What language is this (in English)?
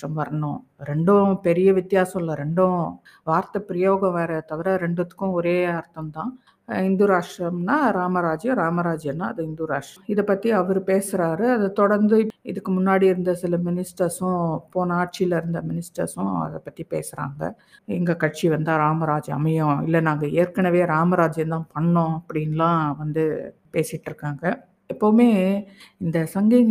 Tamil